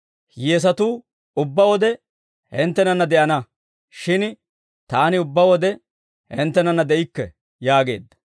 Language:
Dawro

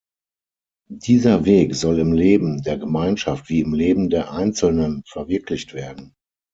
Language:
German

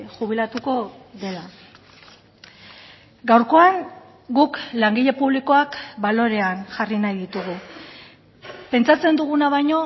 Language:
Basque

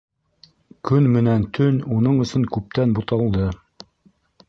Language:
Bashkir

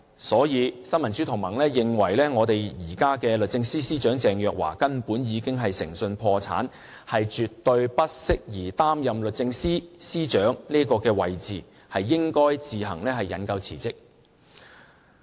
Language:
Cantonese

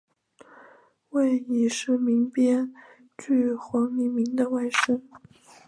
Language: Chinese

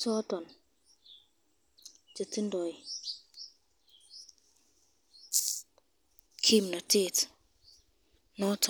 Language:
Kalenjin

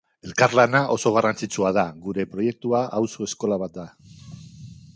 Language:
Basque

